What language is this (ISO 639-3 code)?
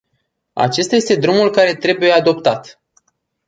ron